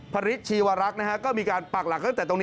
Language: Thai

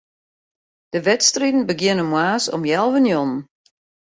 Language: Western Frisian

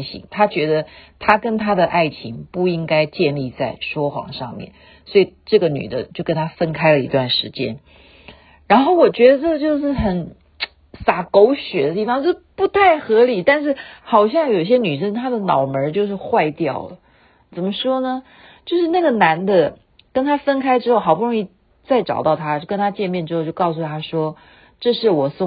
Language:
Chinese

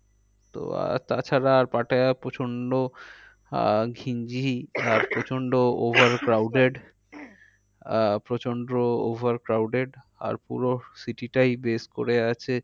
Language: Bangla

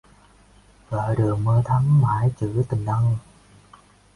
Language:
Vietnamese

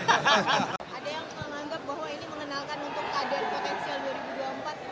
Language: Indonesian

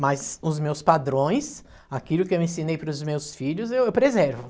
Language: Portuguese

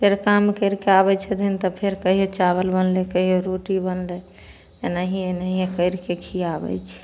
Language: Maithili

